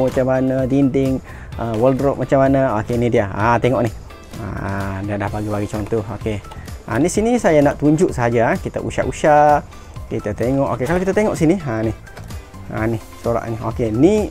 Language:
Malay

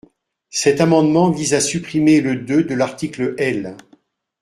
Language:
French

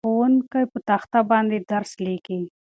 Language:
Pashto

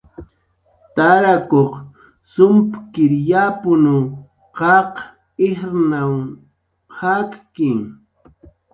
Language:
Jaqaru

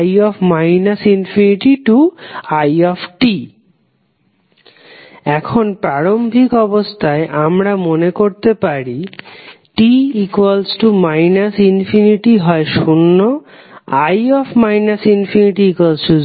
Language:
Bangla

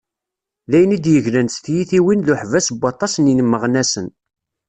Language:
Kabyle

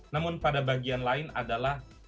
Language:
Indonesian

